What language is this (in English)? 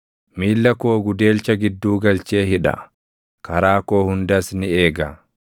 Oromo